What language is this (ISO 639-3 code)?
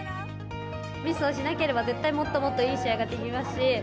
jpn